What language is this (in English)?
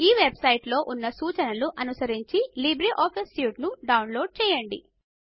Telugu